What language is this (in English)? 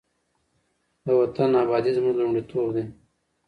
Pashto